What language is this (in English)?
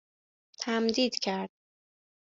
Persian